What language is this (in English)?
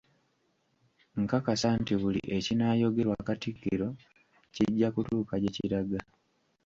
Ganda